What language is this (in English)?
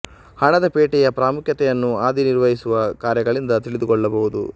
Kannada